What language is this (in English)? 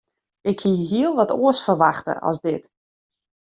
Western Frisian